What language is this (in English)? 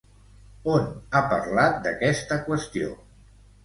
Catalan